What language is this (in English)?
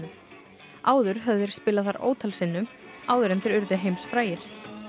Icelandic